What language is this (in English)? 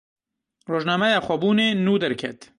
Kurdish